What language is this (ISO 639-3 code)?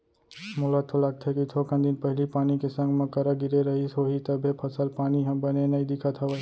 hne